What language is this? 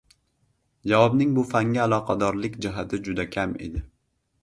Uzbek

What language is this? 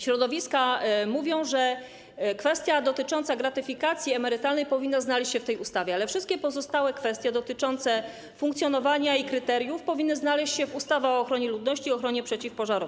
Polish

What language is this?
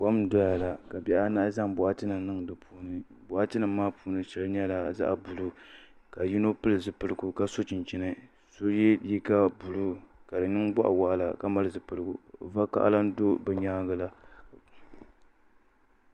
Dagbani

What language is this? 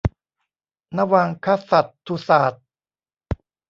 Thai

